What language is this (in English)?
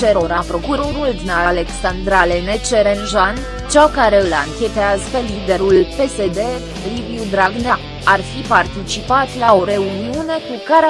Romanian